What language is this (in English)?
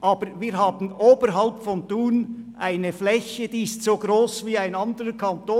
Swiss German